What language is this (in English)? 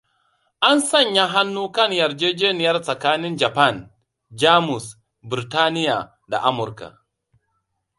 Hausa